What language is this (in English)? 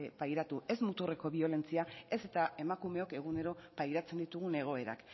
Basque